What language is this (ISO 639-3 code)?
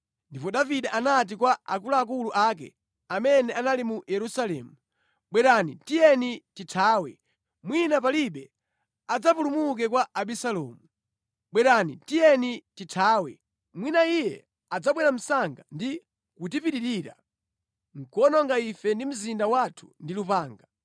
nya